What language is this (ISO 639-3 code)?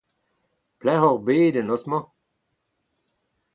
bre